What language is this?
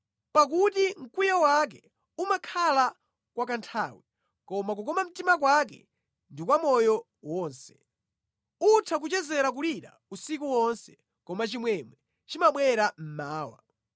Nyanja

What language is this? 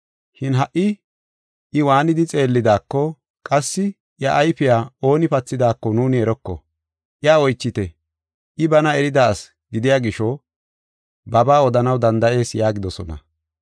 Gofa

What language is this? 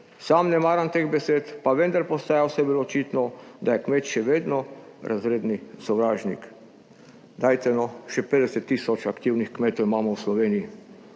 Slovenian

